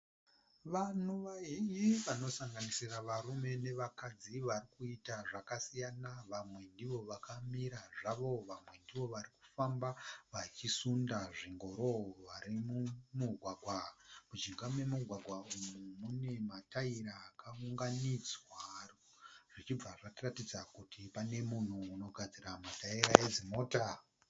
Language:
Shona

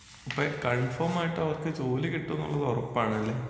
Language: Malayalam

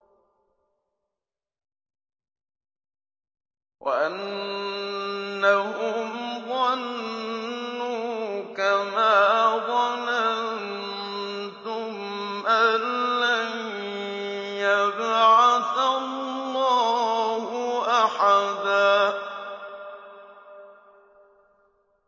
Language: Arabic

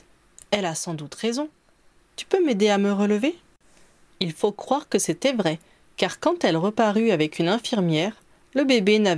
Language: French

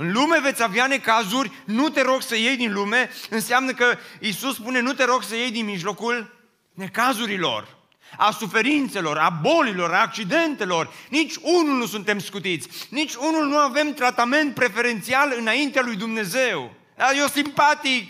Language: Romanian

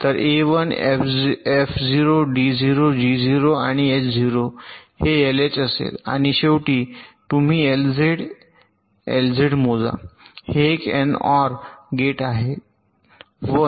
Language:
Marathi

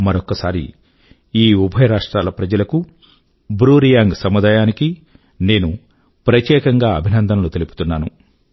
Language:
Telugu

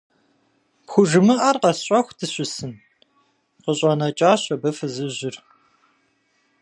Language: Kabardian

